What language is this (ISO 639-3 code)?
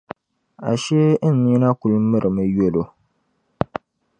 dag